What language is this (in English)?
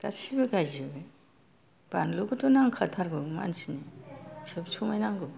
Bodo